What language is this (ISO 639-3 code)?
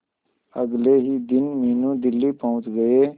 hin